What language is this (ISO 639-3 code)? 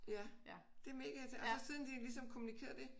dan